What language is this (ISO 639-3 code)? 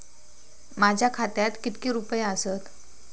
mar